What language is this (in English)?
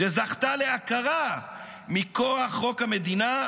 Hebrew